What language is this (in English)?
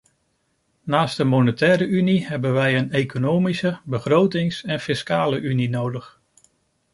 Dutch